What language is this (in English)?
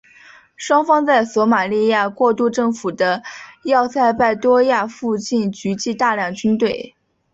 Chinese